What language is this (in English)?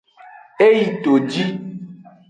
Aja (Benin)